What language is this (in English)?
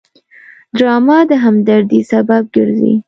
Pashto